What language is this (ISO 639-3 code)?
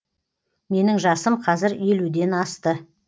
kaz